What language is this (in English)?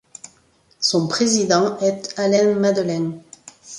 French